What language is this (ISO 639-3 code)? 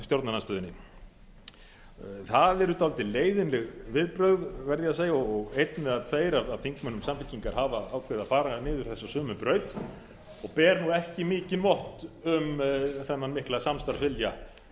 isl